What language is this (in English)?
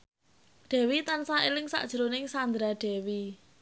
Javanese